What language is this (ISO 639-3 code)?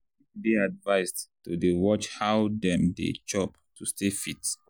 pcm